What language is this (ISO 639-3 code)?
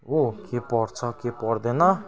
nep